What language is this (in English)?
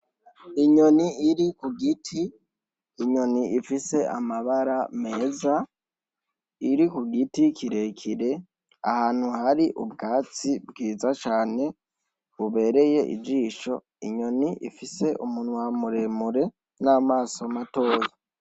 Rundi